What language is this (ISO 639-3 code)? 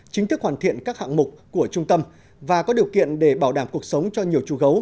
vie